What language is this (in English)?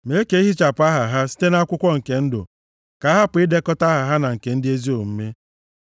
Igbo